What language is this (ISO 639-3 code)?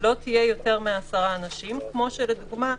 heb